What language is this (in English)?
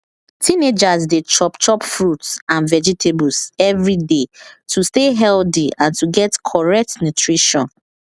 Nigerian Pidgin